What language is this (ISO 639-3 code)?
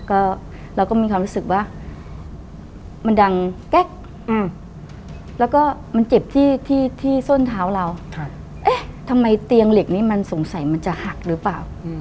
tha